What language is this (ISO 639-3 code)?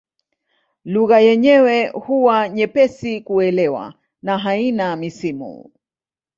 swa